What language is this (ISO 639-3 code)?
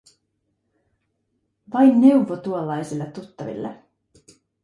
fin